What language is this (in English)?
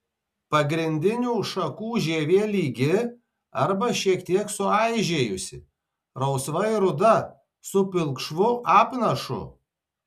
Lithuanian